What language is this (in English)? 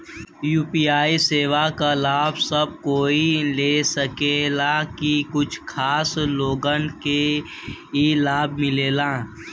Bhojpuri